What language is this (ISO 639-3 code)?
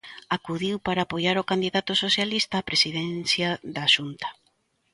glg